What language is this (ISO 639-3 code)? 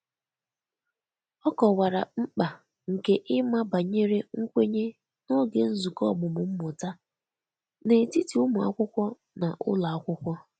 ibo